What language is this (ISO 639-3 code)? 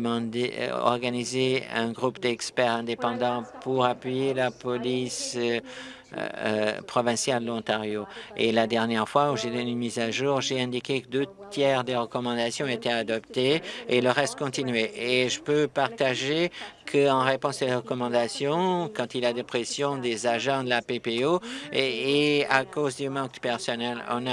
fra